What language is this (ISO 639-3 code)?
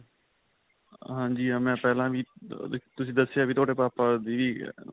pan